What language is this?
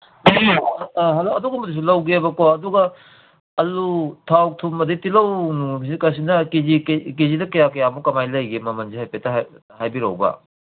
Manipuri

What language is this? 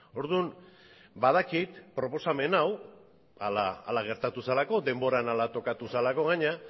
Basque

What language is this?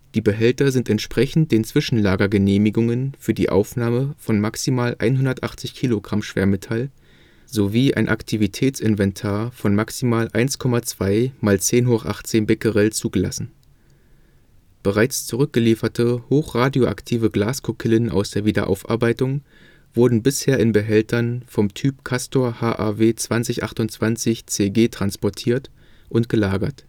German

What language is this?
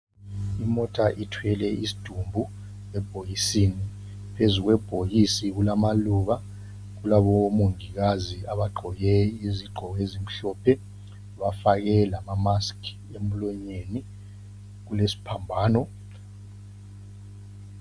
North Ndebele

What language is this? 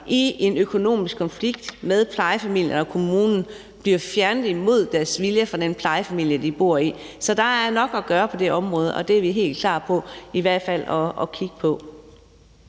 Danish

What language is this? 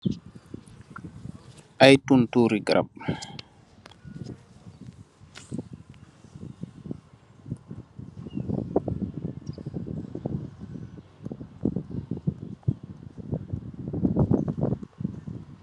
Wolof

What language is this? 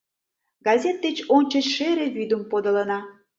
Mari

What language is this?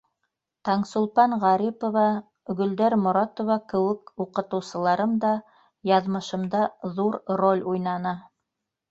Bashkir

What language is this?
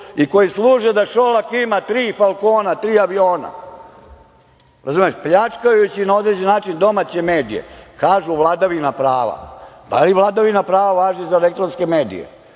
Serbian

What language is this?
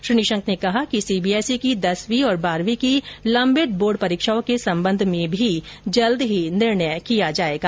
Hindi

